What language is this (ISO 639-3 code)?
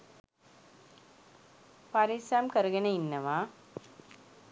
sin